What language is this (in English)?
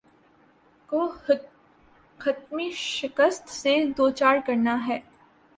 Urdu